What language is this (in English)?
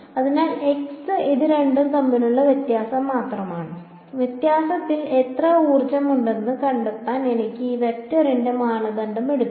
Malayalam